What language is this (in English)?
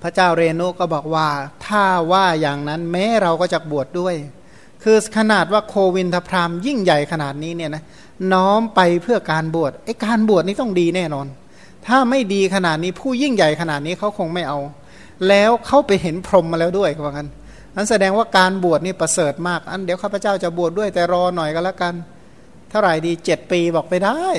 Thai